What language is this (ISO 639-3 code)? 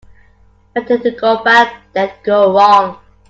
eng